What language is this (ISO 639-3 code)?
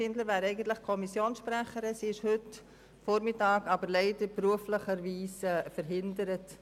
gsw